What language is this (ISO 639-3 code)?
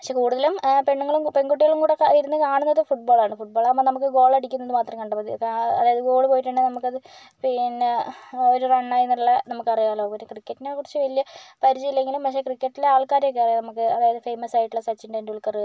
mal